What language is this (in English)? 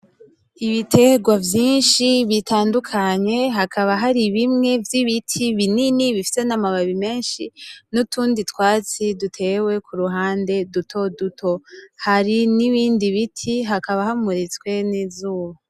Rundi